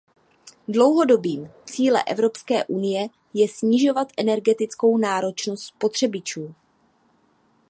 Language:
Czech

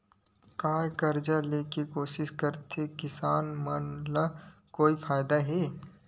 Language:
Chhattisgarhi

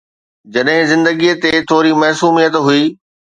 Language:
Sindhi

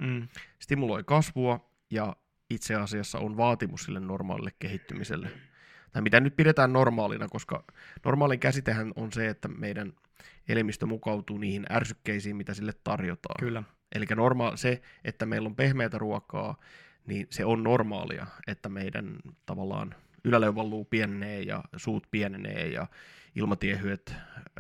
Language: Finnish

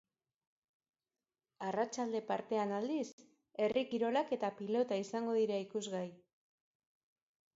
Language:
Basque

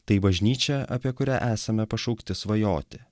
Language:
Lithuanian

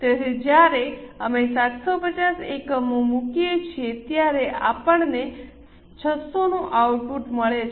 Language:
Gujarati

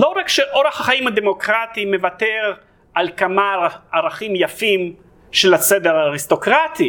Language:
Hebrew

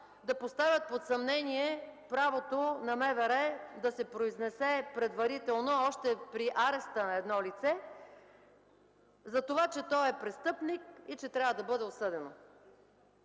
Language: Bulgarian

